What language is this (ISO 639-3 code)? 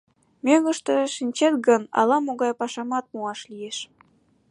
chm